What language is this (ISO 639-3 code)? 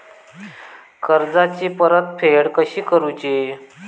mar